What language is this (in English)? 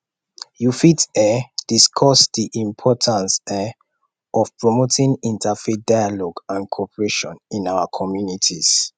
Nigerian Pidgin